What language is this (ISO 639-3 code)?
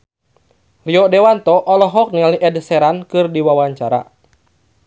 sun